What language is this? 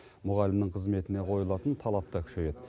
Kazakh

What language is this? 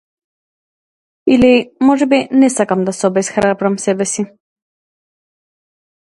Macedonian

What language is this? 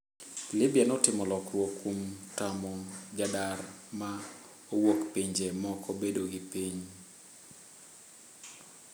Luo (Kenya and Tanzania)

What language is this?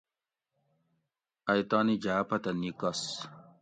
Gawri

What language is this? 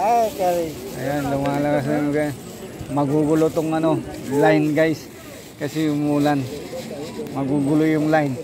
Filipino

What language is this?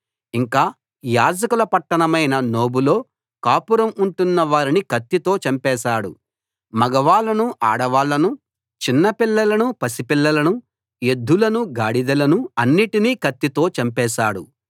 Telugu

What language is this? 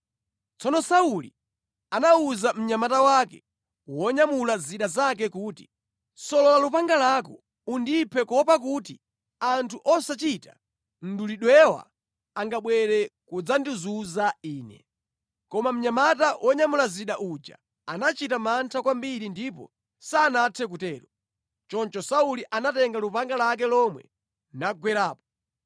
Nyanja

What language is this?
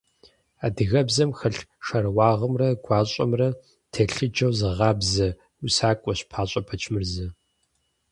Kabardian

